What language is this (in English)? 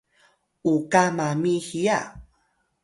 Atayal